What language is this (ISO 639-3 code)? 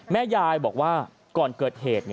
tha